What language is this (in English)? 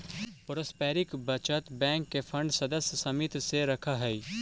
Magahi